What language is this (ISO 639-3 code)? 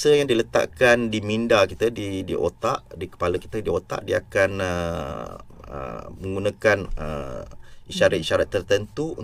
msa